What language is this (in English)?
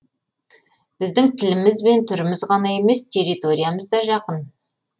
Kazakh